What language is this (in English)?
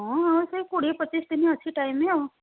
Odia